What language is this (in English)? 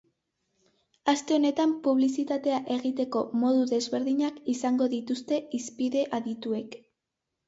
Basque